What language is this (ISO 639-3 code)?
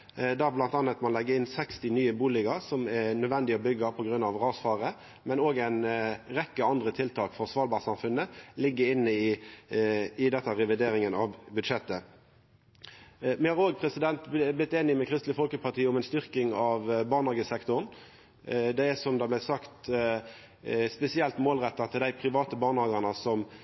nno